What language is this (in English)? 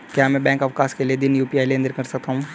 Hindi